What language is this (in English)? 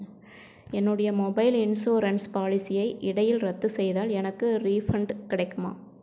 Tamil